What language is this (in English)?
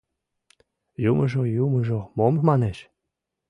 Mari